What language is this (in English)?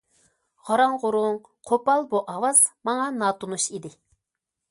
Uyghur